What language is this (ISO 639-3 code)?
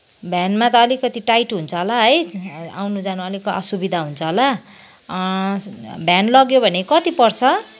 nep